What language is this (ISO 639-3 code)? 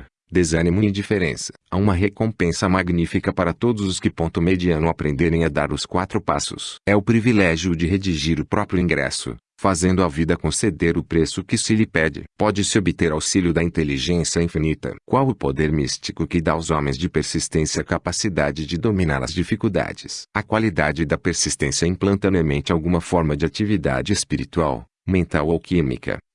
por